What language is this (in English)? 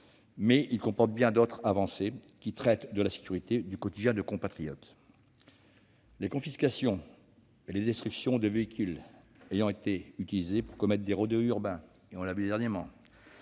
French